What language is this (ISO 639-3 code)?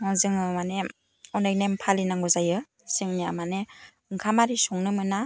brx